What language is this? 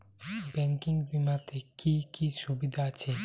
Bangla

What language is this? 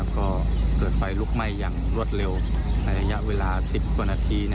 Thai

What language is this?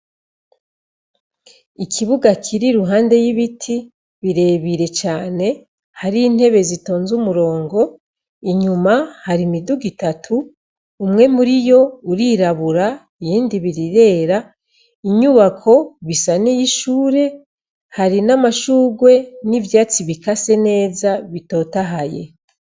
Rundi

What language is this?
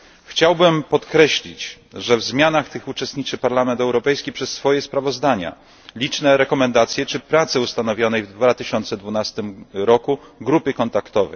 Polish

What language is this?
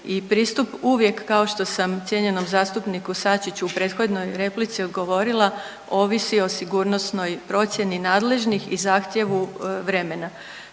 Croatian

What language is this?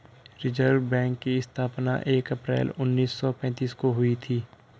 Hindi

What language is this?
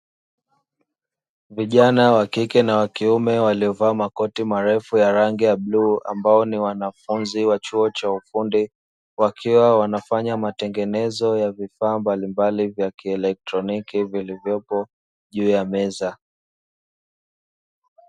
Swahili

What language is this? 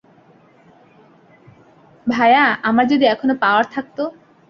Bangla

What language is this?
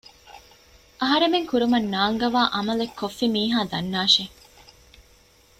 Divehi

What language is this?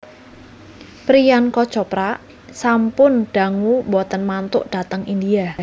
Javanese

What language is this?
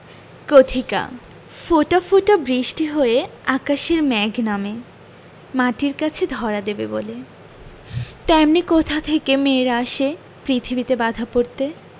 Bangla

